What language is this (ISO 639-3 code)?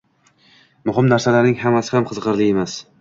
uzb